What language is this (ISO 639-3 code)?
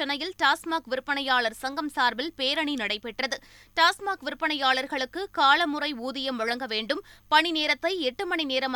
tam